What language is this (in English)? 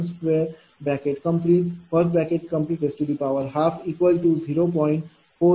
Marathi